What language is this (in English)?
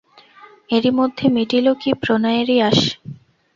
Bangla